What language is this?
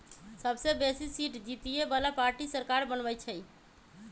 Magahi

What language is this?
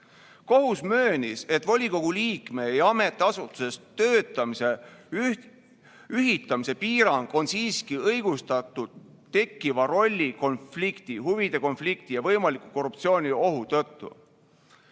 Estonian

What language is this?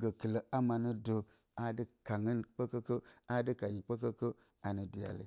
Bacama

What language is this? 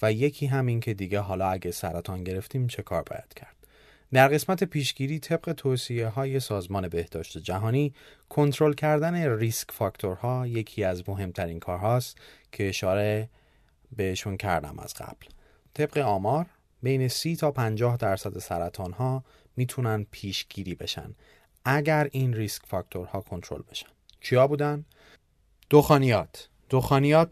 Persian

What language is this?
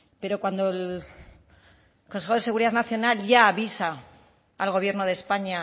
Spanish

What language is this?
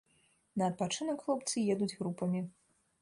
Belarusian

